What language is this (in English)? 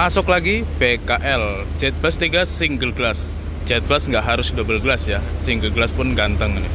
Indonesian